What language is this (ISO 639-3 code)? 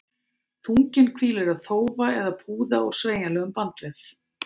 isl